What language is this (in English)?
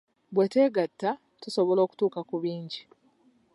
Ganda